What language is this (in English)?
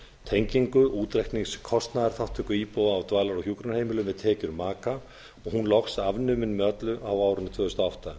Icelandic